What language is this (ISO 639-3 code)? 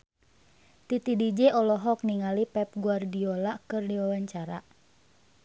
sun